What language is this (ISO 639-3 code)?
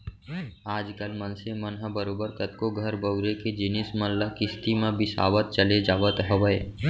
hne